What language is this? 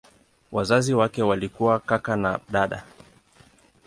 Swahili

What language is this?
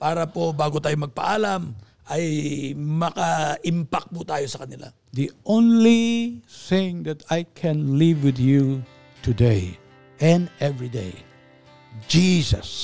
Filipino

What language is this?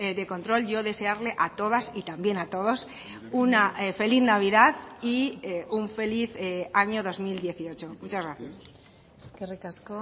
Spanish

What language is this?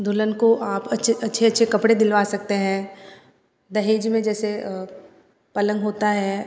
Hindi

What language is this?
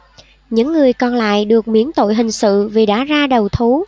Vietnamese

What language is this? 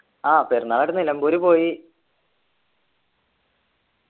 Malayalam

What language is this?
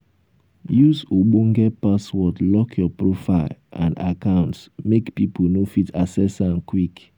Nigerian Pidgin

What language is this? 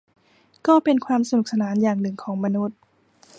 Thai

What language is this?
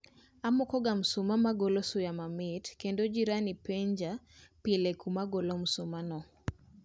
Luo (Kenya and Tanzania)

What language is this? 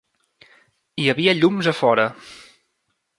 Catalan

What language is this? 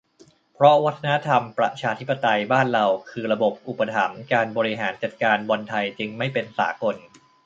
Thai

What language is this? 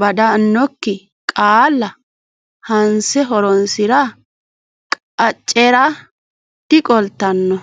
Sidamo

